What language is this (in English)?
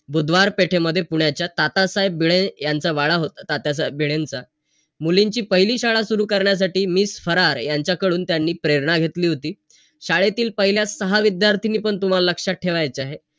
Marathi